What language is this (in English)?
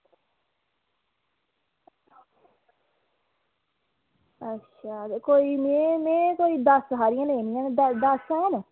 Dogri